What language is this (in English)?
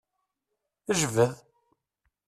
Kabyle